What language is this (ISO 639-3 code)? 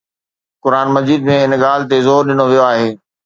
snd